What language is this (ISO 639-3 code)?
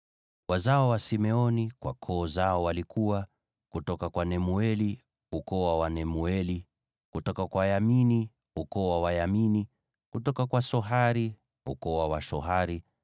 swa